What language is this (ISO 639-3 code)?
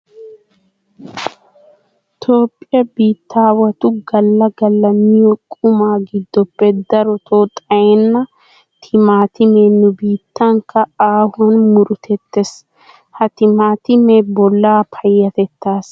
wal